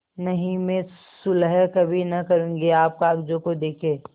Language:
Hindi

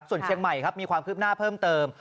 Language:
Thai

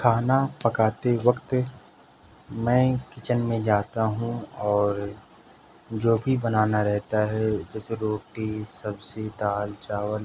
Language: Urdu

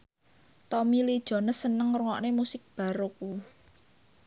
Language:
Javanese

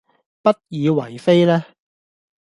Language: Cantonese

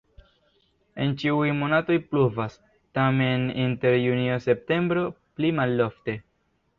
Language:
Esperanto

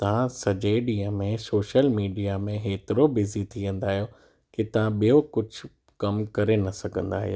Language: Sindhi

